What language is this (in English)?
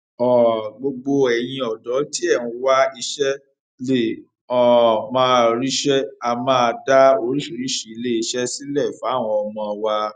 Yoruba